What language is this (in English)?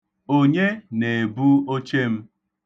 Igbo